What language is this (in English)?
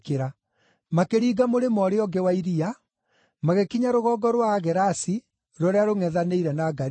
Kikuyu